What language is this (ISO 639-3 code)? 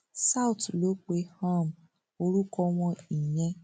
yor